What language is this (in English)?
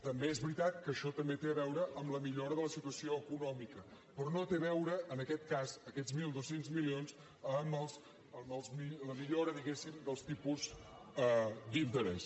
Catalan